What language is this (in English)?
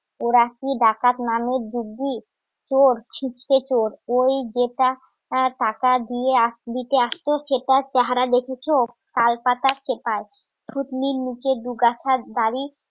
Bangla